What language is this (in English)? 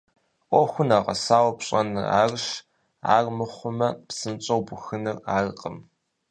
Kabardian